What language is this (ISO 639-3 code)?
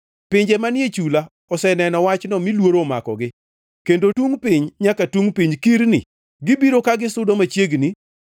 luo